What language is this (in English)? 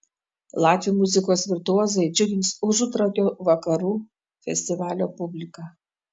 Lithuanian